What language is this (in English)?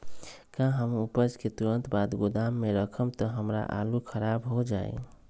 Magahi